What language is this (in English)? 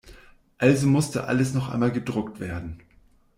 German